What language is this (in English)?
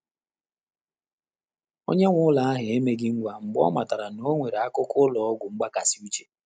Igbo